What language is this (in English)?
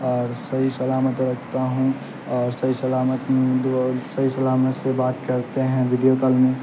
Urdu